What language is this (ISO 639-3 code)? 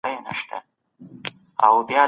pus